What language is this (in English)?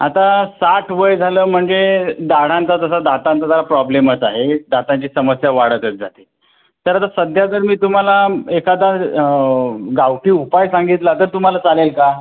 Marathi